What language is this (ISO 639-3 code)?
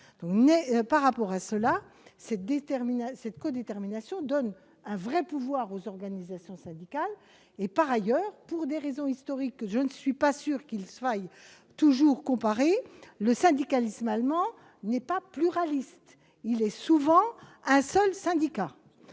fra